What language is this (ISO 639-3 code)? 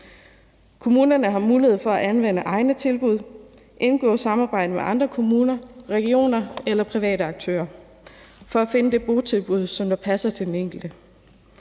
dan